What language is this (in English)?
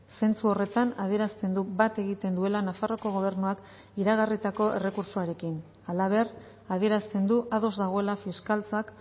Basque